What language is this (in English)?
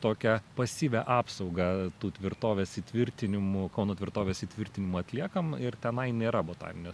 Lithuanian